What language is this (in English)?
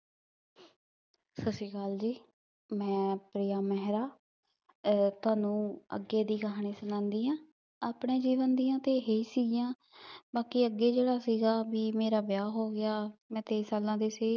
Punjabi